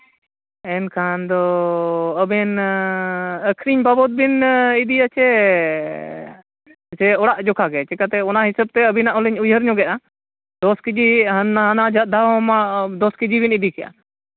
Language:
Santali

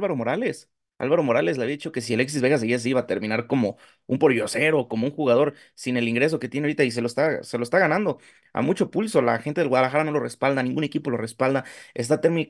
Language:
Spanish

